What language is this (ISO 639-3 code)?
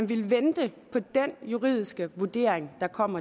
dan